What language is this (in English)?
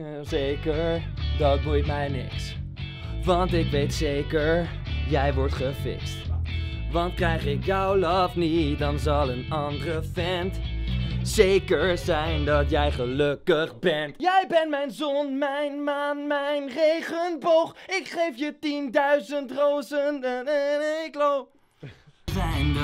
Dutch